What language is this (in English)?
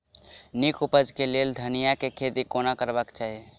Maithili